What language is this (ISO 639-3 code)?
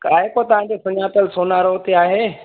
snd